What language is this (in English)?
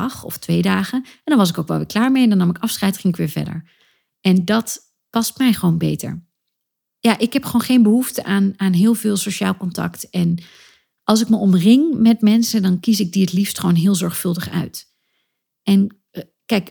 Dutch